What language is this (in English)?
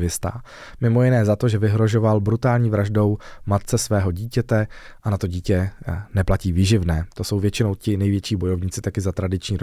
Czech